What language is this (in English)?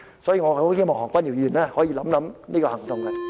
Cantonese